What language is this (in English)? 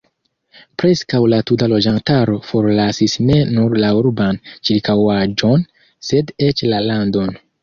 Esperanto